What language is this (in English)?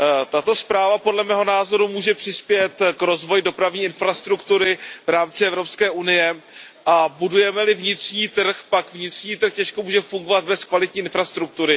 Czech